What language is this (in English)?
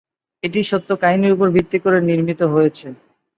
Bangla